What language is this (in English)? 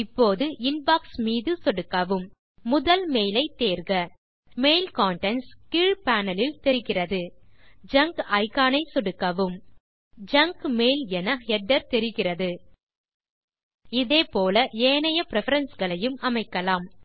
Tamil